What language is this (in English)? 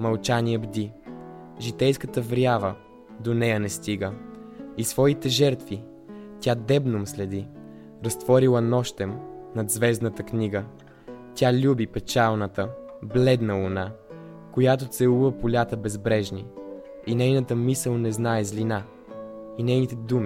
Bulgarian